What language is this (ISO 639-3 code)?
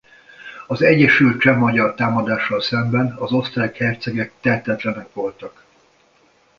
hun